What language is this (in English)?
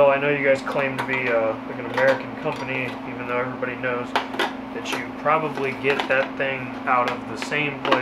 English